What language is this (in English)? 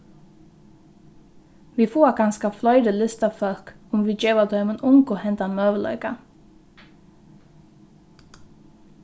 Faroese